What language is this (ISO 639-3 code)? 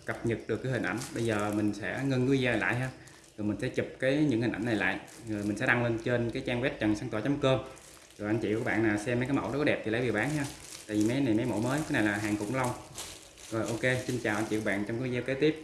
vie